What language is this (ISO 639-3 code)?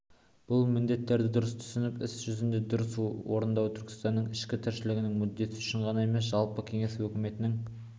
kaz